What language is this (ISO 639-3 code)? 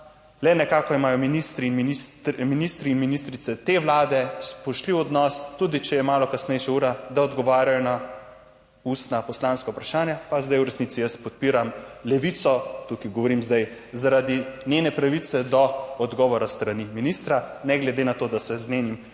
slv